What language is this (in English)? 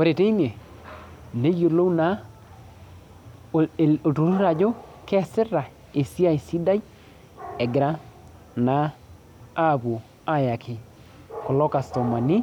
Masai